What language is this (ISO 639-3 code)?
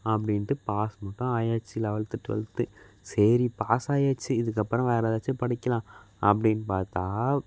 tam